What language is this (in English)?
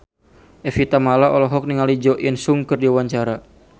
Sundanese